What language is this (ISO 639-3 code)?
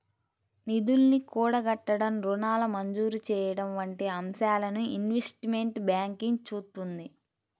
tel